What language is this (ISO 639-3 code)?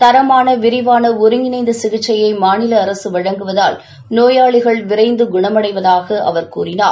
tam